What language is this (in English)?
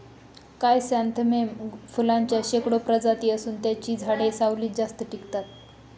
Marathi